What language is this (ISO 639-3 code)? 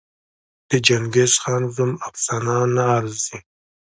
pus